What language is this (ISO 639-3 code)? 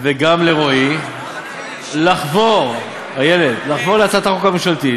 heb